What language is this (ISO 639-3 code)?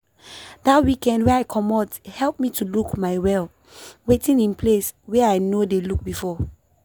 pcm